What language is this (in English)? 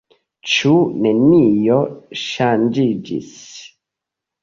Esperanto